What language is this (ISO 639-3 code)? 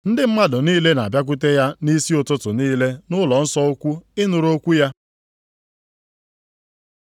ibo